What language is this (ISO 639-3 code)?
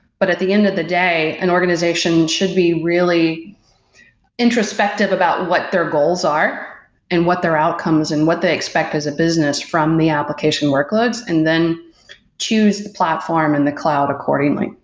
eng